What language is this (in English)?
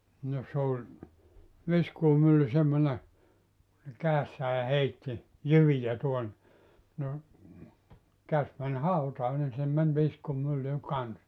Finnish